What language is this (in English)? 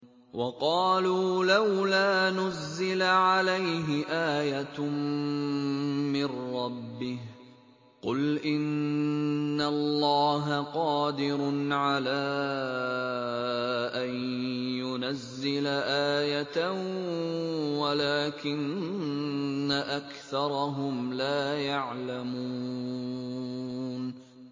Arabic